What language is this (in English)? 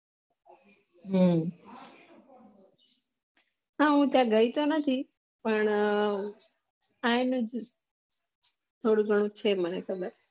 Gujarati